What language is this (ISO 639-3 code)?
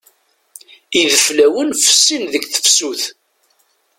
kab